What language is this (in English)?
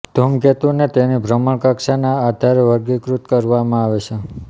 Gujarati